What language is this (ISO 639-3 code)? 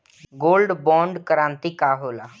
bho